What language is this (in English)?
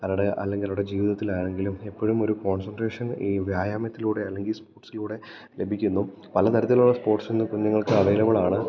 Malayalam